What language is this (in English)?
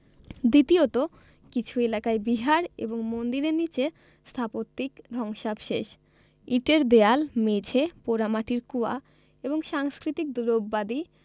Bangla